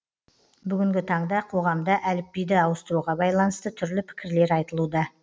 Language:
Kazakh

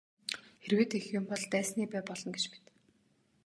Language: Mongolian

